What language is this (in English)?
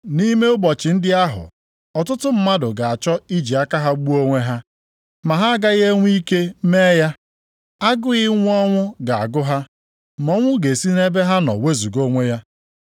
Igbo